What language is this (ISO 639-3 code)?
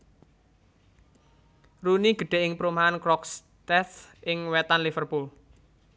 jav